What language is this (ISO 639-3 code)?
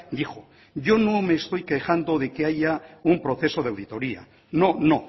spa